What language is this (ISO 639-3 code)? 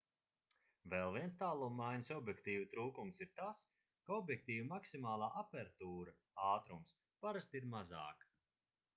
lav